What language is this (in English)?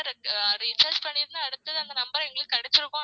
Tamil